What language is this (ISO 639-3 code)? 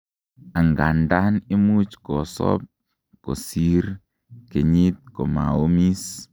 kln